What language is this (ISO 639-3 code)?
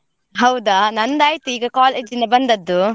kan